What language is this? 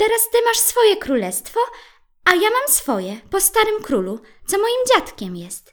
Polish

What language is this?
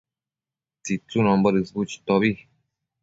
Matsés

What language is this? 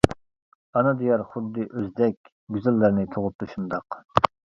Uyghur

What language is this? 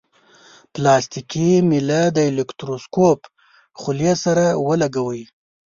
Pashto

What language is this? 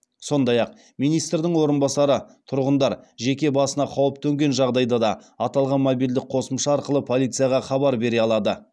Kazakh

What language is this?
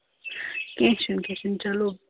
Kashmiri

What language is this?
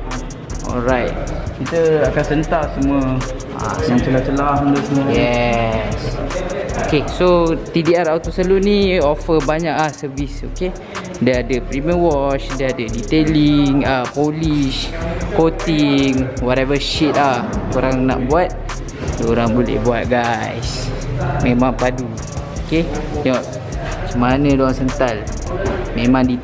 Malay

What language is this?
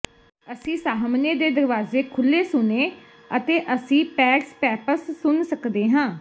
Punjabi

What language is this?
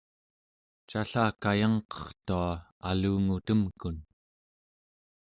Central Yupik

